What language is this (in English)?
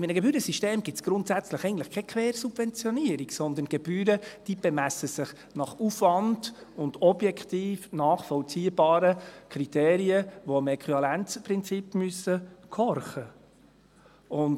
Swiss German